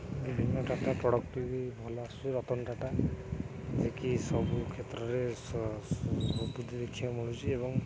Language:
Odia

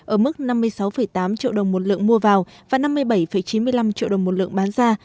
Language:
Vietnamese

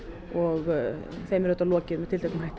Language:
Icelandic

